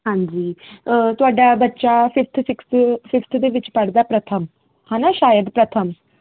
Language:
Punjabi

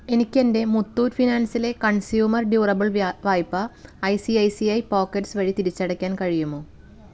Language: Malayalam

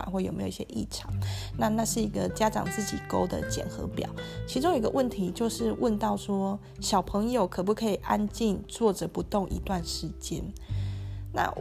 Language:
Chinese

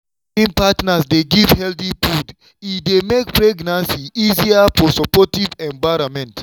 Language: Nigerian Pidgin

